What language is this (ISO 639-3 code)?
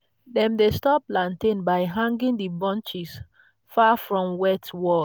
pcm